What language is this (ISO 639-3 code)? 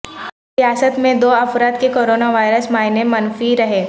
urd